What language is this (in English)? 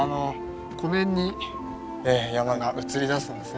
Japanese